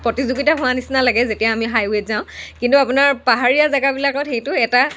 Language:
Assamese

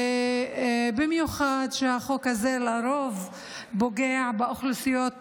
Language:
Hebrew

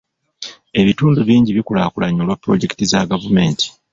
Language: Ganda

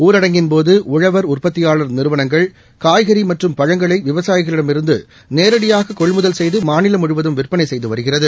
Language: Tamil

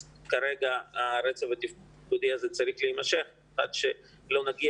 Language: Hebrew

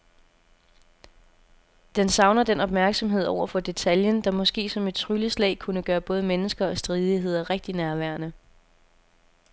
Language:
Danish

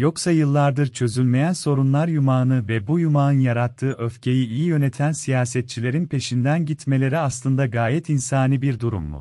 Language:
Turkish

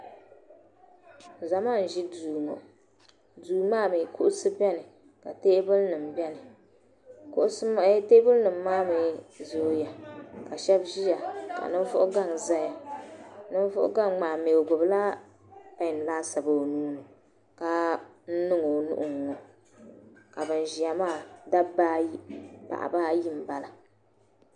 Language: Dagbani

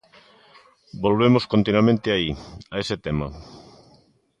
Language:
Galician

